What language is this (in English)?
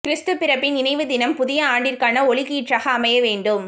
Tamil